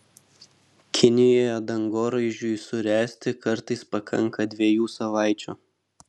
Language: Lithuanian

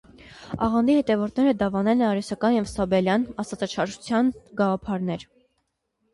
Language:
Armenian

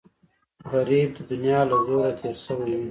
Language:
Pashto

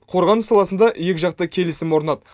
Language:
Kazakh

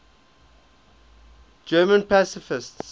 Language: English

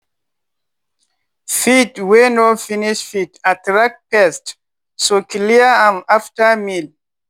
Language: Nigerian Pidgin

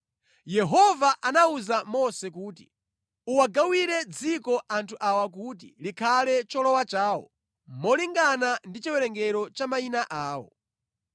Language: Nyanja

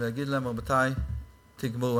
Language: Hebrew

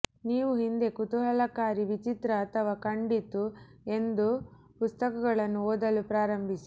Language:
Kannada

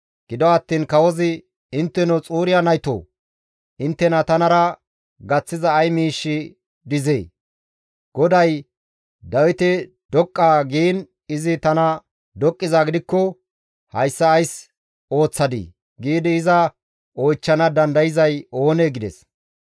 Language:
Gamo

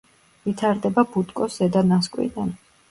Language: Georgian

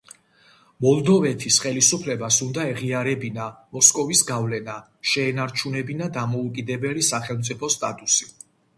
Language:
Georgian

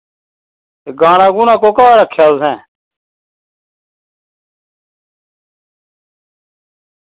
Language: Dogri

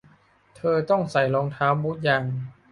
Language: Thai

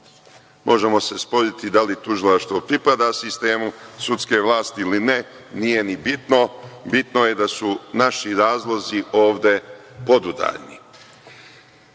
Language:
Serbian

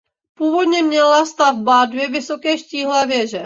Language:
Czech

